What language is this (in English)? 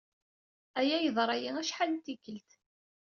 Kabyle